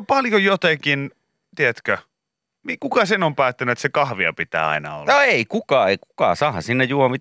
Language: Finnish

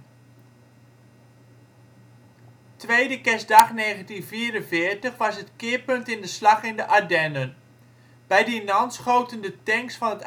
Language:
Dutch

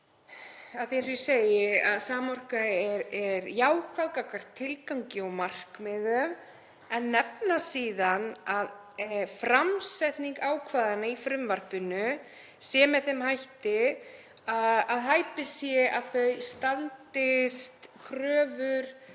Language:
Icelandic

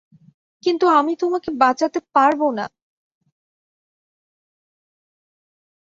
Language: Bangla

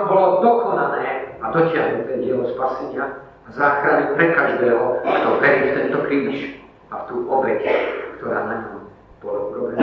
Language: Slovak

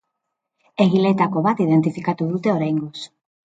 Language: Basque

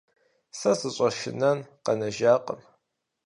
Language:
Kabardian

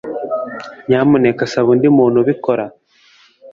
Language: Kinyarwanda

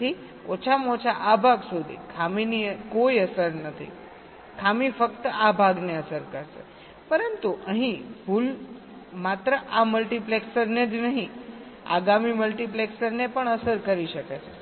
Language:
Gujarati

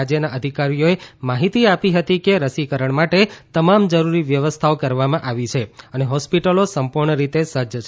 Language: Gujarati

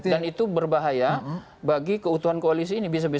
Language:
Indonesian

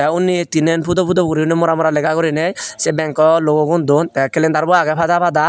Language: Chakma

